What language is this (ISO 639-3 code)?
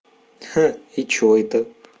rus